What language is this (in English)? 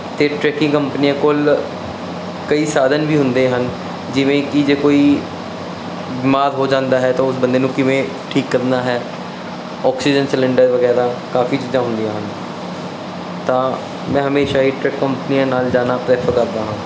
Punjabi